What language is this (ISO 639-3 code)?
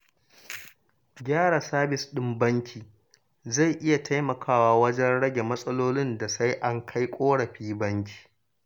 hau